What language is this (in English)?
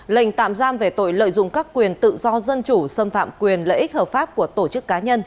Vietnamese